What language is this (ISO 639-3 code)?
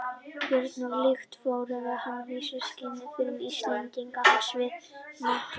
isl